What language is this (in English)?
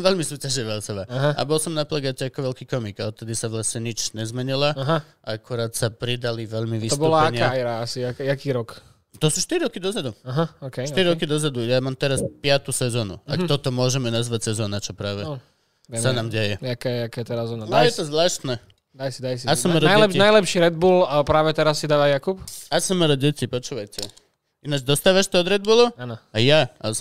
Slovak